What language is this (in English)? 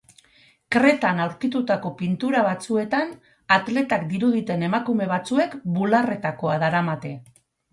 Basque